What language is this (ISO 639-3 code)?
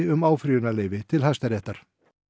isl